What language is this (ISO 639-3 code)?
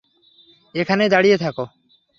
ben